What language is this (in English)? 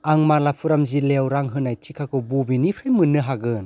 Bodo